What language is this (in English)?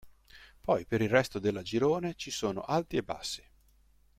Italian